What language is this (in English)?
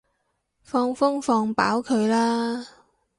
Cantonese